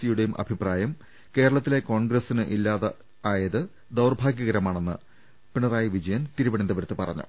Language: Malayalam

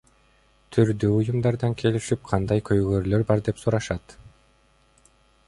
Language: Kyrgyz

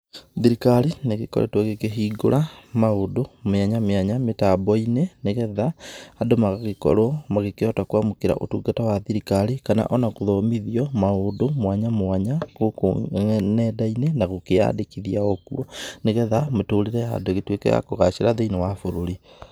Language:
Kikuyu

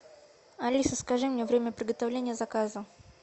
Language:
Russian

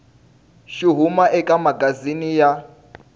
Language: Tsonga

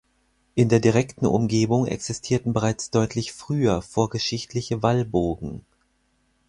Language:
German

